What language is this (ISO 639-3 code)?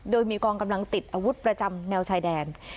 tha